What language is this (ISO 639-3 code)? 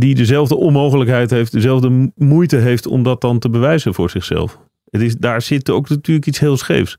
nld